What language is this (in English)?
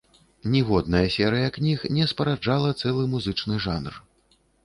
Belarusian